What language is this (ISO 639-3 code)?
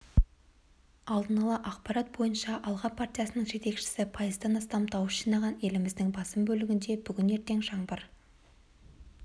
kaz